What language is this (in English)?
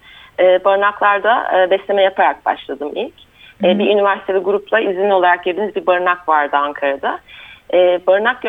Turkish